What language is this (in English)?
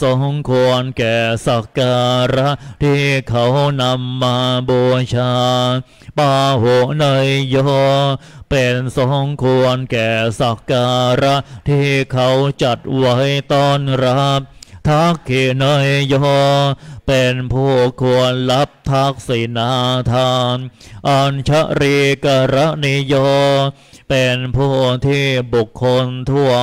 Thai